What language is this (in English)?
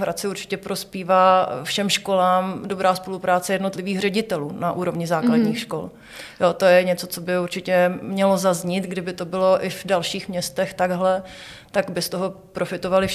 Czech